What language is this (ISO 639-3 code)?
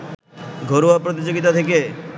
ben